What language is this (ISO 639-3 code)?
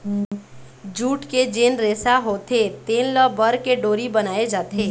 hne